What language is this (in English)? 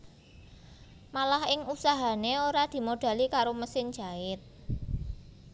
Javanese